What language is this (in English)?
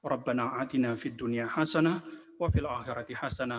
Indonesian